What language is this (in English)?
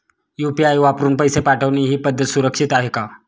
Marathi